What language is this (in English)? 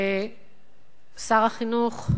Hebrew